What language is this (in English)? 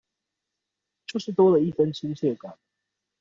Chinese